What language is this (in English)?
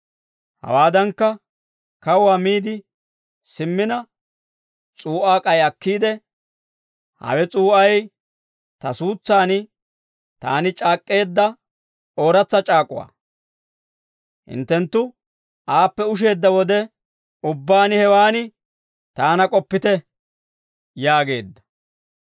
Dawro